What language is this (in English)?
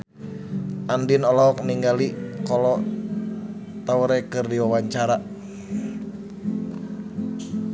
Sundanese